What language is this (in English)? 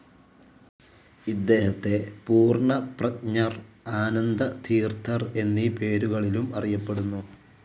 Malayalam